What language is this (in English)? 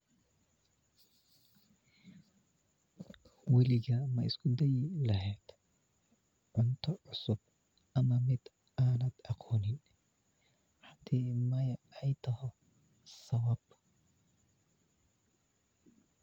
Somali